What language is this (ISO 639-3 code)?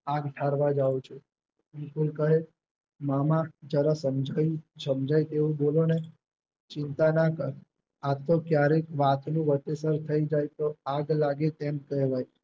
guj